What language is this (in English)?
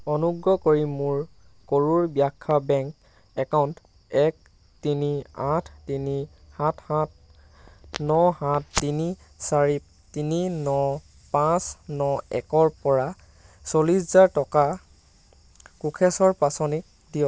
Assamese